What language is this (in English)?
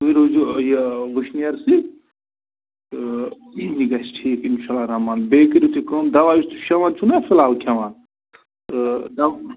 Kashmiri